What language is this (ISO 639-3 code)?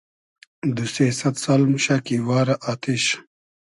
haz